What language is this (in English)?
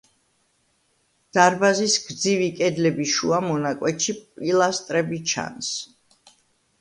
Georgian